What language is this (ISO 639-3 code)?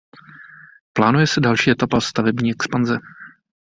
ces